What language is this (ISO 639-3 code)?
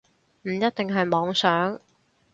yue